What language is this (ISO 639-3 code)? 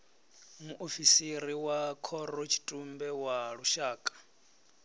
ven